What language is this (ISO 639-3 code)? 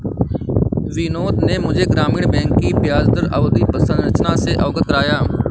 hin